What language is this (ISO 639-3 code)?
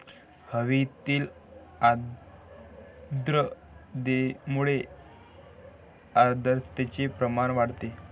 mar